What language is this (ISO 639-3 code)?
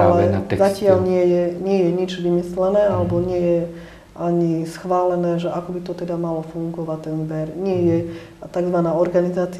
slk